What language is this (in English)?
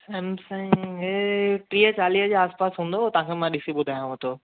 Sindhi